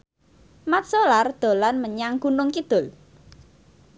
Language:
Javanese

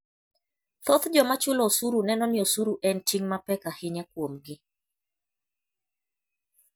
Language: Luo (Kenya and Tanzania)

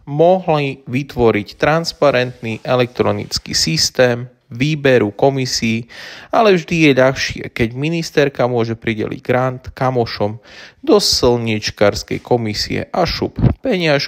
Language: Slovak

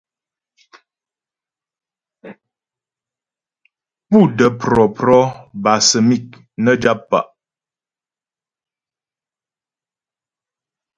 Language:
Ghomala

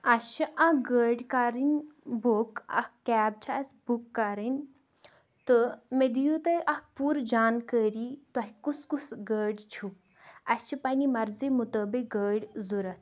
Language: Kashmiri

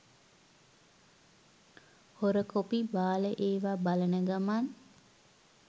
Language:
Sinhala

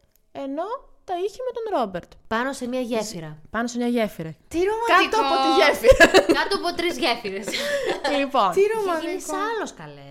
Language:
Greek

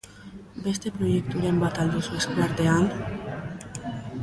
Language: Basque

